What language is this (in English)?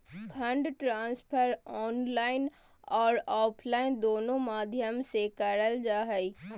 Magahi